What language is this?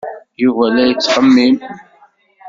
Kabyle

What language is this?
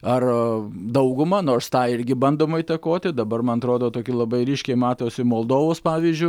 Lithuanian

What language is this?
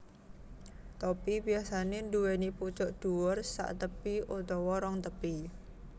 Javanese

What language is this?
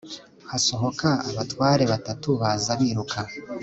Kinyarwanda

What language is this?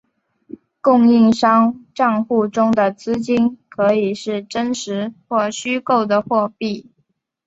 Chinese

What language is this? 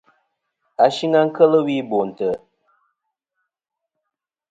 Kom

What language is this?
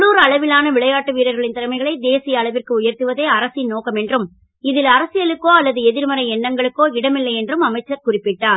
Tamil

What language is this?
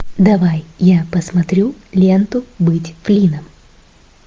Russian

